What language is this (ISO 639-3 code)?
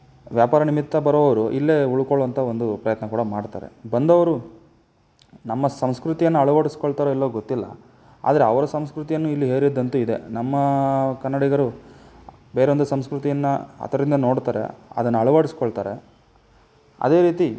kan